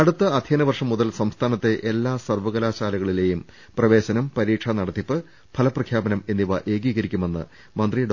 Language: Malayalam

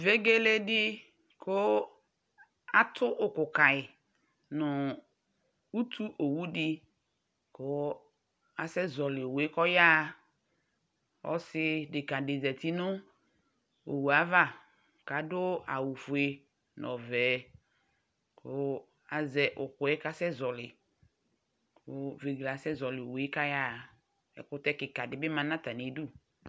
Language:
Ikposo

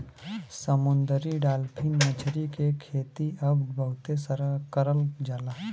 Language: Bhojpuri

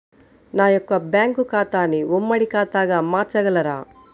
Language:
Telugu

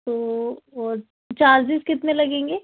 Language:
Urdu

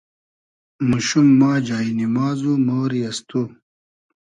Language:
Hazaragi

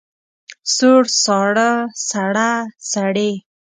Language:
Pashto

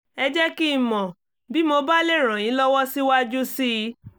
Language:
Yoruba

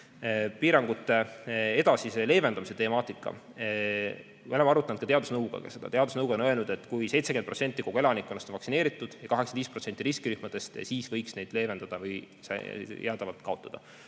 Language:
Estonian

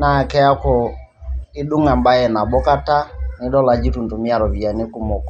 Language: Masai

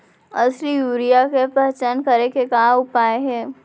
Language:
Chhattisgarhi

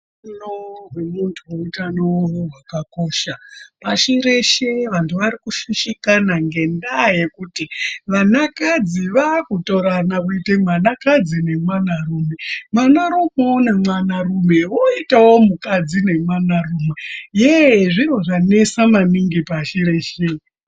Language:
Ndau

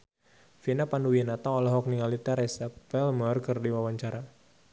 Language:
Sundanese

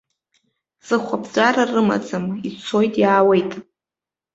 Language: Abkhazian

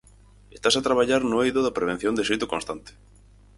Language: Galician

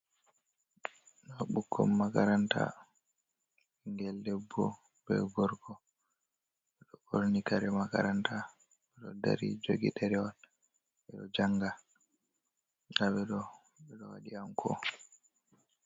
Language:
Fula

